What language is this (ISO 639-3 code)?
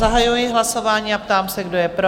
ces